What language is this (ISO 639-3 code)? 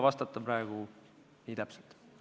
est